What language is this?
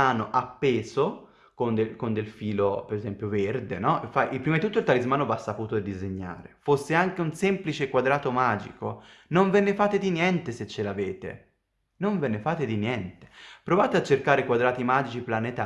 Italian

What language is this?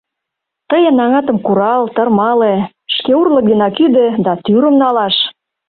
Mari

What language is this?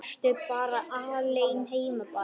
Icelandic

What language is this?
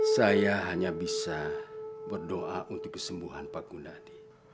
Indonesian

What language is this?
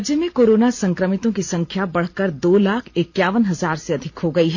Hindi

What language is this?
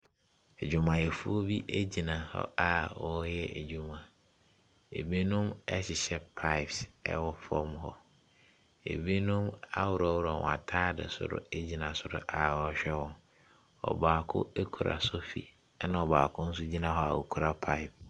Akan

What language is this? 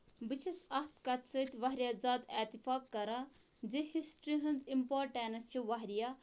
Kashmiri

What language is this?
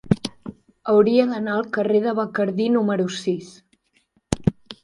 Catalan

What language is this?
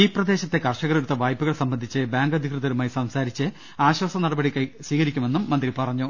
Malayalam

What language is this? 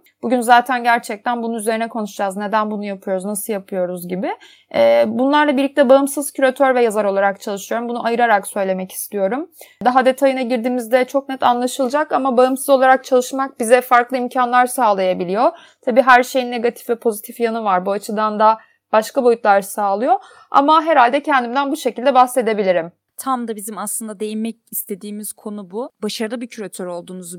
Turkish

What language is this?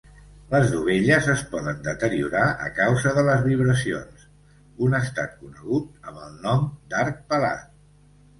Catalan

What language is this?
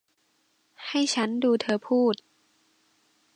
Thai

